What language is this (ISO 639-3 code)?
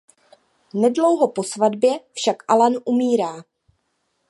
ces